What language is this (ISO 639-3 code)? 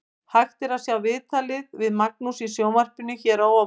isl